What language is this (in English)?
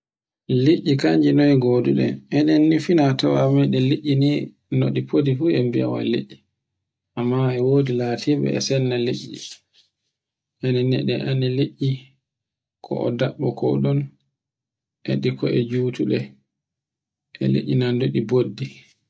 Borgu Fulfulde